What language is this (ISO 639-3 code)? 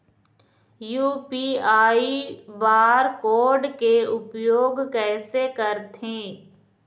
hne